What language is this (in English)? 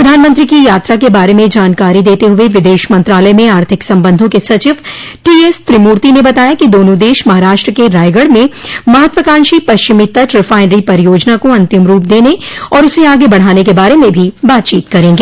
Hindi